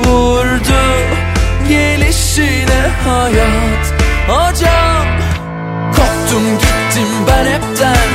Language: Turkish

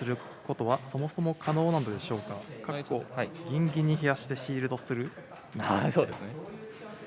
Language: Japanese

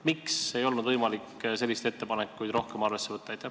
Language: Estonian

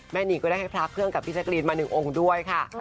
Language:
Thai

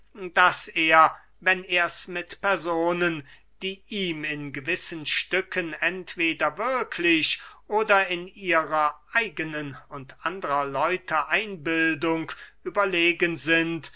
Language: German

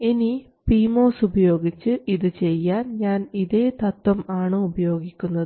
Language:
Malayalam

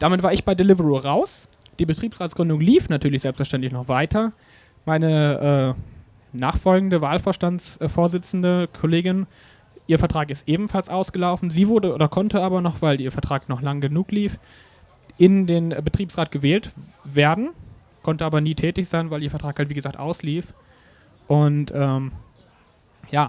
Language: German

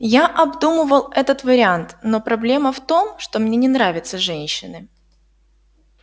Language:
Russian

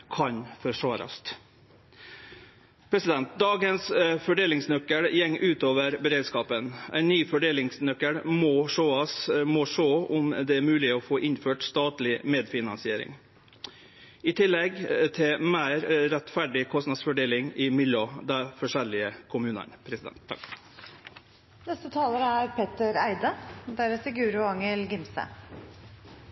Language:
Norwegian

